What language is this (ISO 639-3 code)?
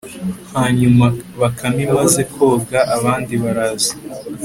kin